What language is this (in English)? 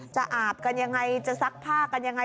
Thai